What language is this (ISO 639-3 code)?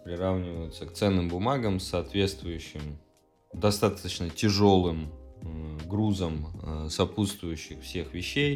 rus